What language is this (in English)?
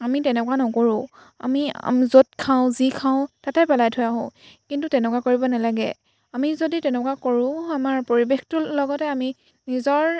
Assamese